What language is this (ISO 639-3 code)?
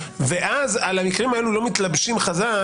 heb